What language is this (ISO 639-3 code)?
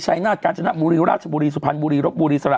tha